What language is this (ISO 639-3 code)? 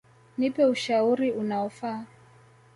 swa